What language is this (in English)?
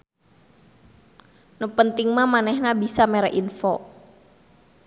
Sundanese